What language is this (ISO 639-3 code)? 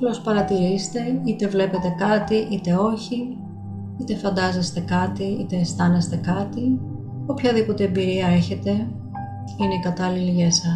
ell